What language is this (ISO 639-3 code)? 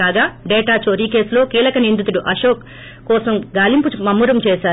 tel